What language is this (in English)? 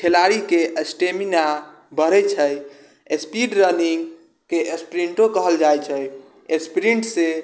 Maithili